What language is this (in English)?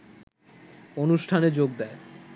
Bangla